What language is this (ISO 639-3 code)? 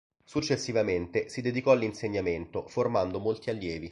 ita